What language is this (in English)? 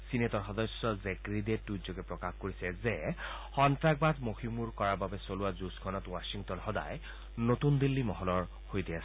Assamese